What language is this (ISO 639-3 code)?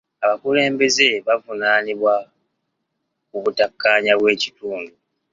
lug